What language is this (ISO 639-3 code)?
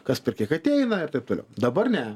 lit